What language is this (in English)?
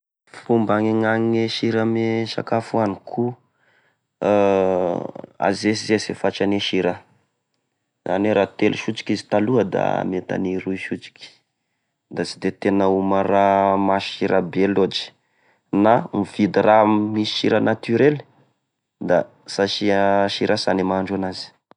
Tesaka Malagasy